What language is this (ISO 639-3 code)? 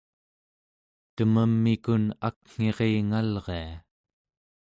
esu